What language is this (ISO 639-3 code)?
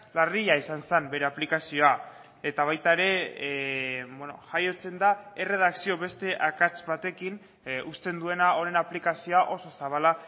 eus